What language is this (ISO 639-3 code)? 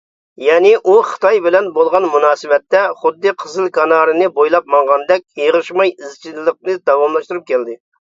uig